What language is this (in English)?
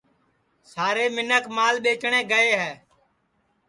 Sansi